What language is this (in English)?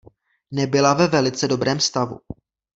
Czech